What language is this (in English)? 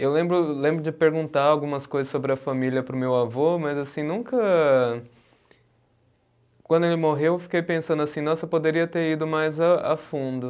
Portuguese